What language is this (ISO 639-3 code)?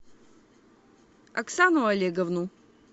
rus